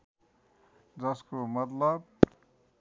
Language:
Nepali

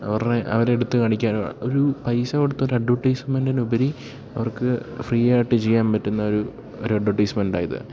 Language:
Malayalam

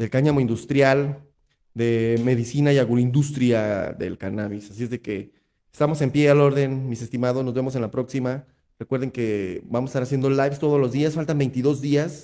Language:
Spanish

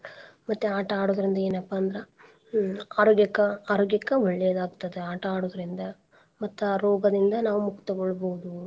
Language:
Kannada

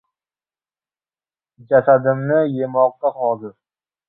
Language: Uzbek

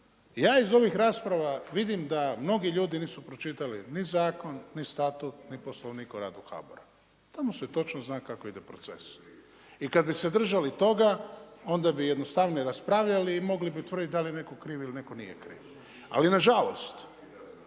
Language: Croatian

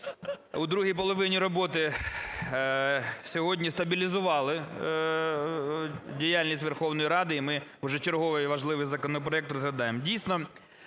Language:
Ukrainian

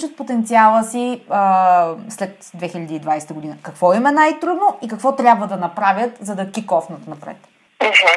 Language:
Bulgarian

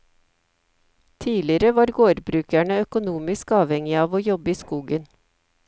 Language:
Norwegian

